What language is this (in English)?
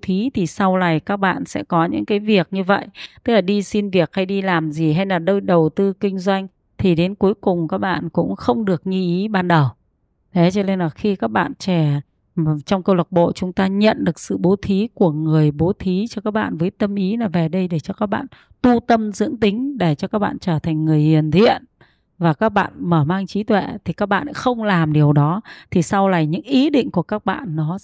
Vietnamese